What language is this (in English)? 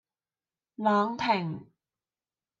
Cantonese